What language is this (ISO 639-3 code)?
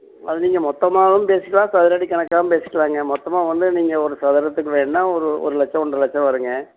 tam